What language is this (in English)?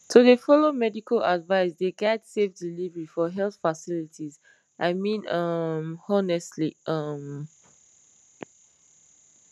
Nigerian Pidgin